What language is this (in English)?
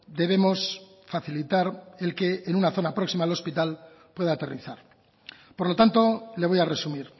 Spanish